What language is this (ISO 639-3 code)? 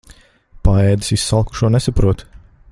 lav